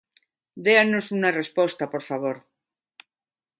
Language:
Galician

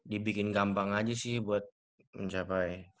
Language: Indonesian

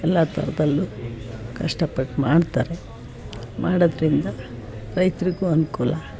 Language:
Kannada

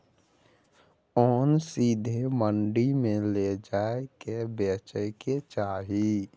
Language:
Maithili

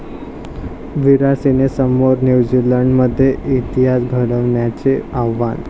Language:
Marathi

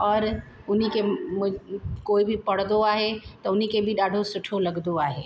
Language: Sindhi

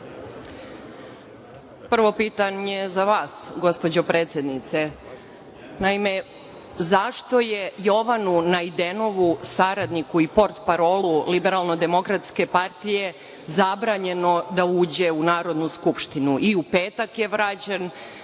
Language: Serbian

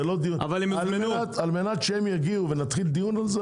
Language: Hebrew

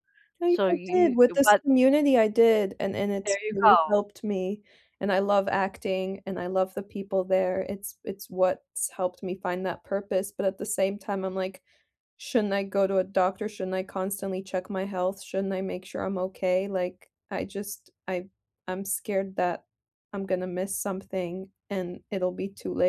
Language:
English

